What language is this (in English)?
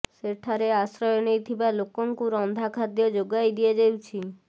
Odia